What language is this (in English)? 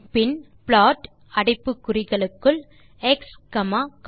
Tamil